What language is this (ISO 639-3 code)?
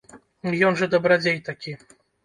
bel